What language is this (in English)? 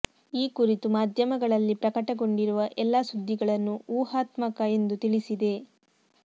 Kannada